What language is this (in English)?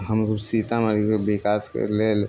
Maithili